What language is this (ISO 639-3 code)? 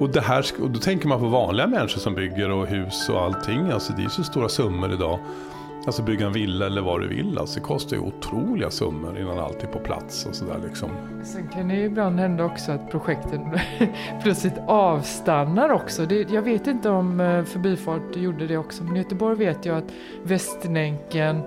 swe